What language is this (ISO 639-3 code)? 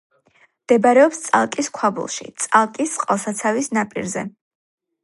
kat